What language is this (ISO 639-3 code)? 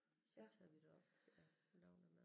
dan